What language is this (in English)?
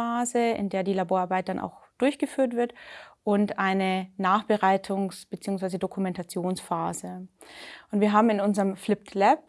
German